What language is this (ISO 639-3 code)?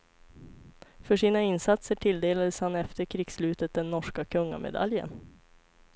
swe